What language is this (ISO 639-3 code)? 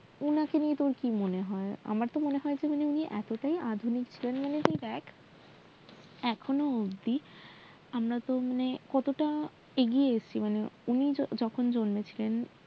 ben